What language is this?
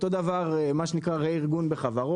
Hebrew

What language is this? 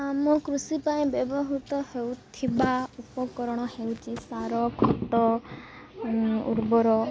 Odia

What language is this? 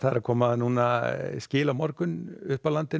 Icelandic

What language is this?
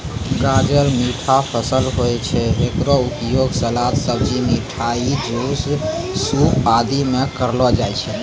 Maithili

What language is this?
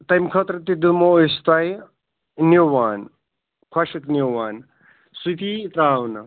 Kashmiri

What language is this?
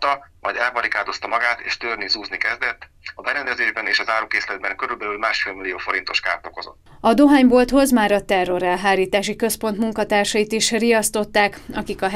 Hungarian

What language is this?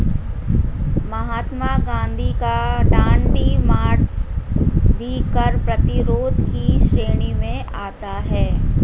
Hindi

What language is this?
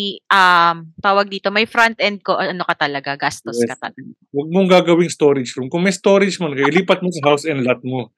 Filipino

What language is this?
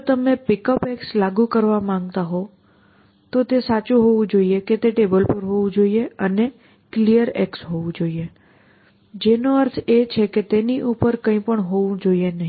Gujarati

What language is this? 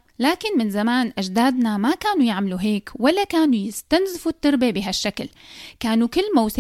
Arabic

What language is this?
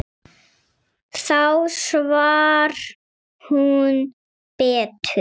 Icelandic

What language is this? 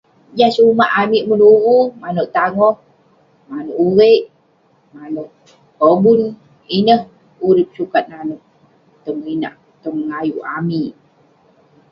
Western Penan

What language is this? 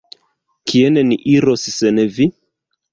Esperanto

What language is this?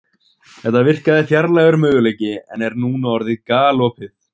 Icelandic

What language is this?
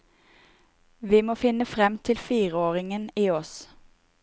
Norwegian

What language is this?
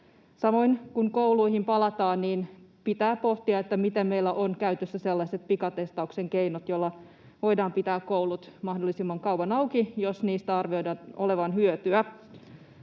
Finnish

